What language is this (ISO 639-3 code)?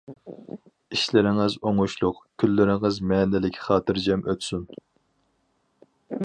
uig